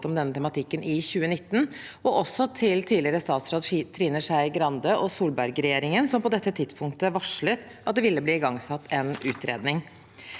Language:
Norwegian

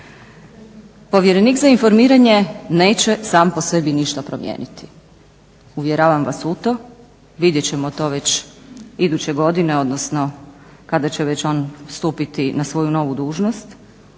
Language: Croatian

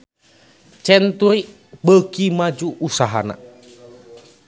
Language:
Sundanese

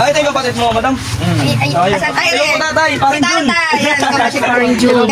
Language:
Filipino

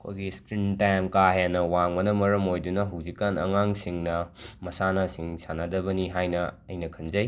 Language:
Manipuri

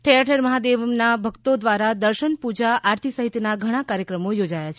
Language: Gujarati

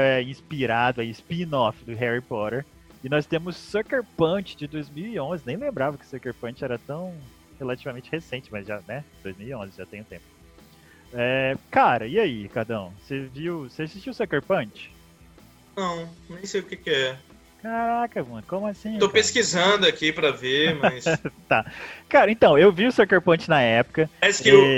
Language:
Portuguese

